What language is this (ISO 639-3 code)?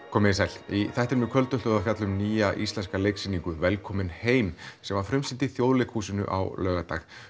isl